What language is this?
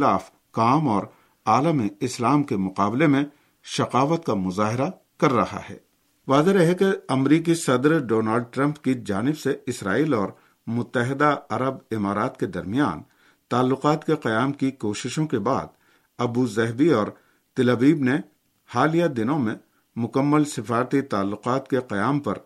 Urdu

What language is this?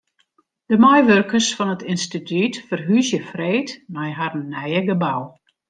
Western Frisian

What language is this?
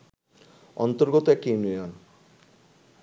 Bangla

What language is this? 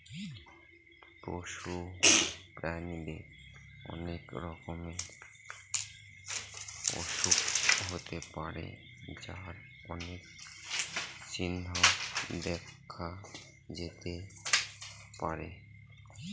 Bangla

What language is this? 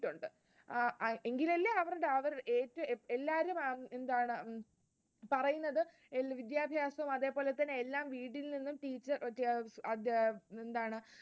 Malayalam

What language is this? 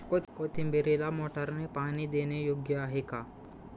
Marathi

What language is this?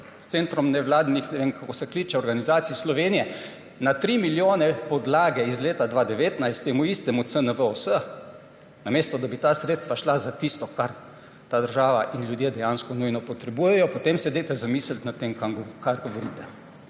Slovenian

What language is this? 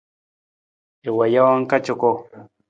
Nawdm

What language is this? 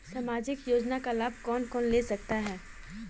Hindi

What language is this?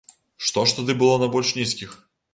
Belarusian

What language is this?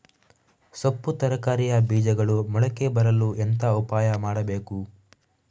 Kannada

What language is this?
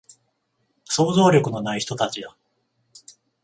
Japanese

